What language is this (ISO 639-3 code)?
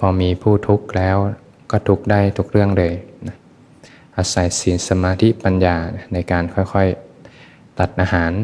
tha